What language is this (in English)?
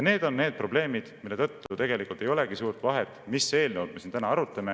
Estonian